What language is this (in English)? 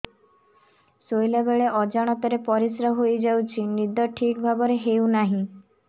Odia